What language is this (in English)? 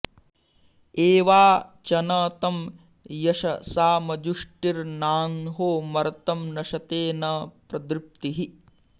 Sanskrit